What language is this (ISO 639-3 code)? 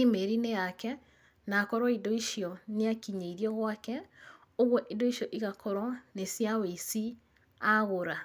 kik